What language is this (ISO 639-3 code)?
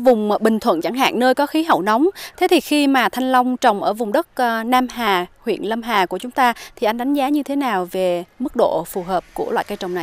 vie